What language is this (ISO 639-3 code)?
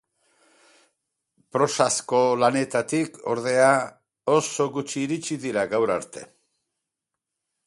eus